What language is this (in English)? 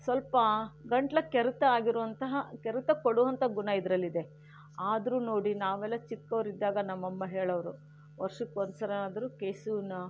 Kannada